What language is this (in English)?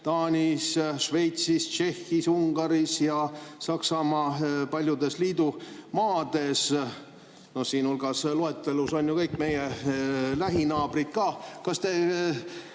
Estonian